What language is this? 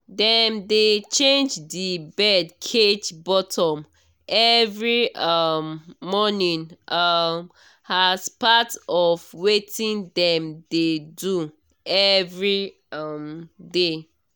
Nigerian Pidgin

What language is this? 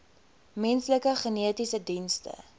Afrikaans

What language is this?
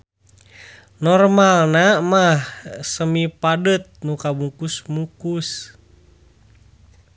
Sundanese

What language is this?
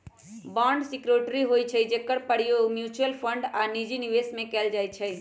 Magahi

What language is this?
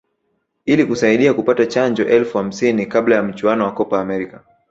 Swahili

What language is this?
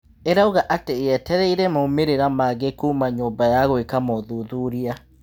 Kikuyu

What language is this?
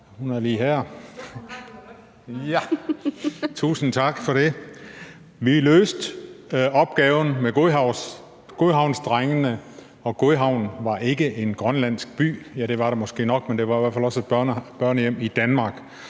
Danish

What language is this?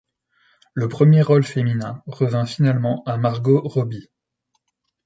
French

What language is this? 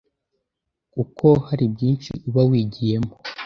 Kinyarwanda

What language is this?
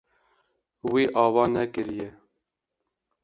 Kurdish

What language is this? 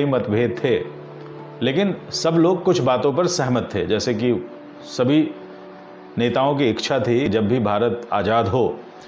Hindi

